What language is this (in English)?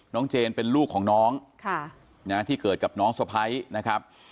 Thai